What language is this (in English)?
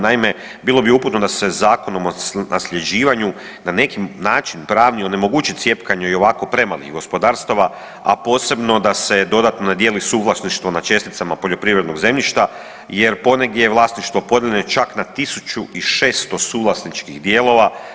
Croatian